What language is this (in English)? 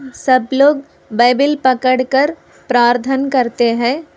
Hindi